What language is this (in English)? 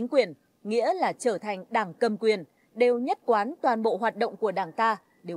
Vietnamese